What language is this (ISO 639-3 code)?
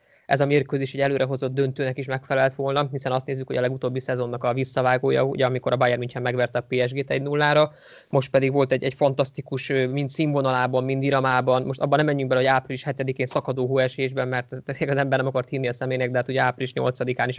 hun